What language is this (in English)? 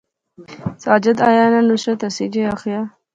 Pahari-Potwari